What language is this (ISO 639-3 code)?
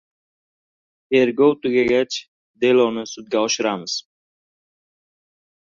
uzb